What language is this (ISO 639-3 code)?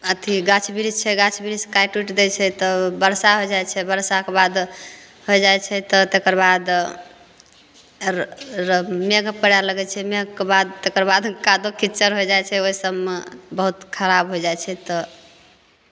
mai